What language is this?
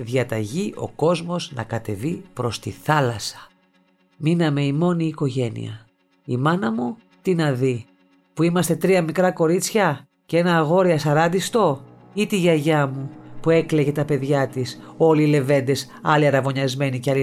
Greek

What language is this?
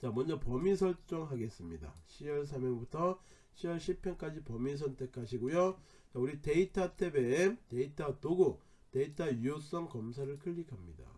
Korean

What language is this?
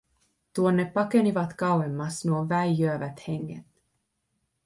Finnish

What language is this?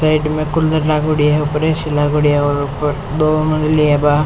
Rajasthani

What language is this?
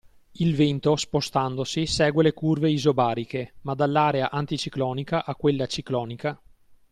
Italian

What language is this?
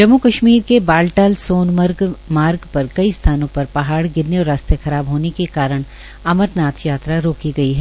Hindi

